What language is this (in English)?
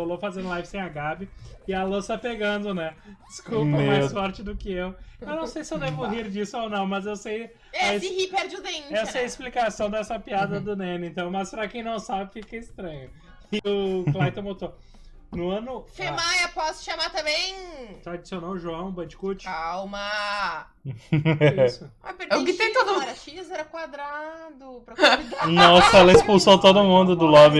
Portuguese